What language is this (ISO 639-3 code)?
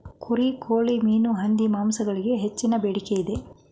kan